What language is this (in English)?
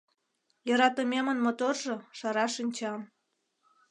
Mari